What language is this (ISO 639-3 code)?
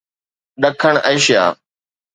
snd